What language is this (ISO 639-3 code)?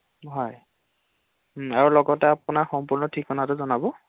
asm